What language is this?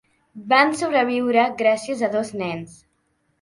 Catalan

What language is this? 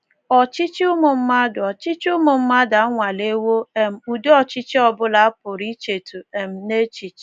Igbo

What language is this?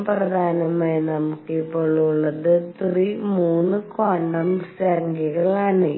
Malayalam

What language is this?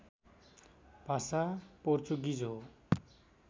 Nepali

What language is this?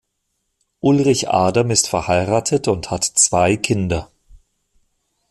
German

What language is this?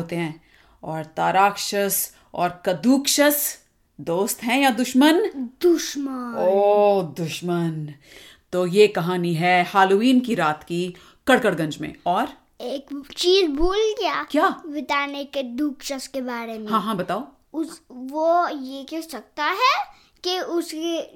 Hindi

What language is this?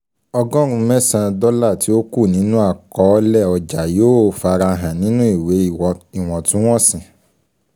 Yoruba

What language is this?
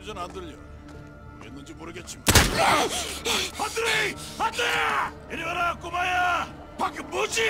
Korean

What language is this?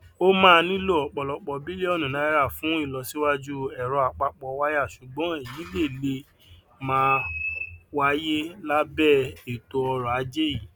Yoruba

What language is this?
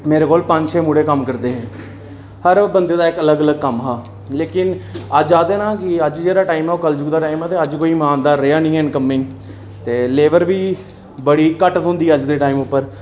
Dogri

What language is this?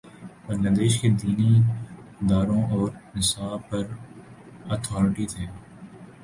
Urdu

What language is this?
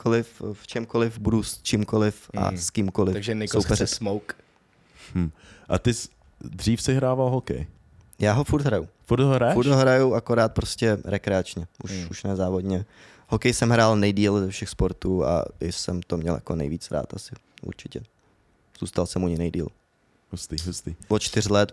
Czech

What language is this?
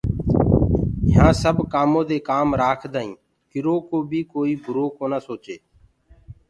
Gurgula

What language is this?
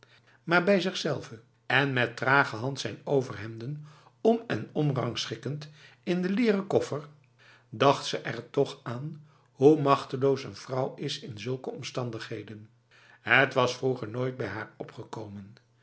Dutch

